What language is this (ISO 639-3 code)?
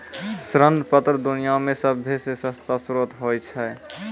mai